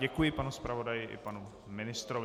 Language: Czech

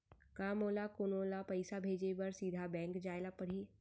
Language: Chhattisgarhi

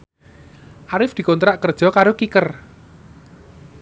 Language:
Javanese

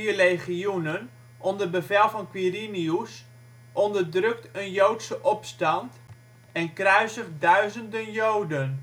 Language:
Dutch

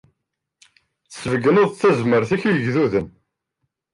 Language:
Kabyle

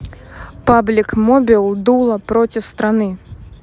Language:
Russian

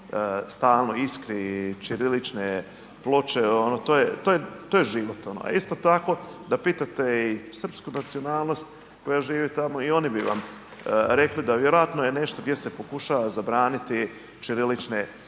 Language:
Croatian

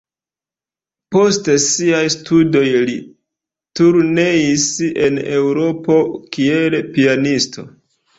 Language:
Esperanto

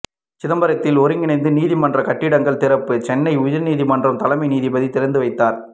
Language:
Tamil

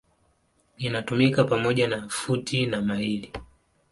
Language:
Swahili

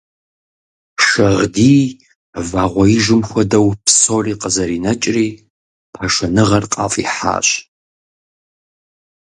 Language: Kabardian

